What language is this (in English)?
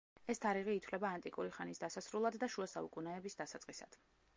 Georgian